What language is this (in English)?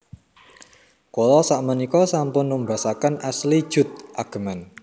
Javanese